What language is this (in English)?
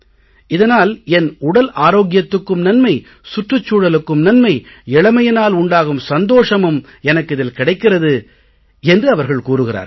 Tamil